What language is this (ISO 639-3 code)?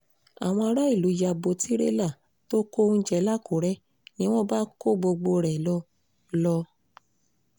yor